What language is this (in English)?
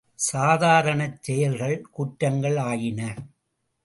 Tamil